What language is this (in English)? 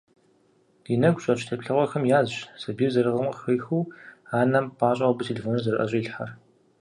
Kabardian